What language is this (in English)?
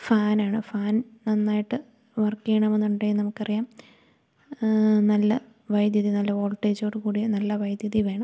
Malayalam